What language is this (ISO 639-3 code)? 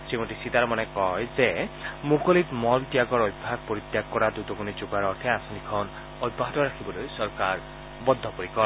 asm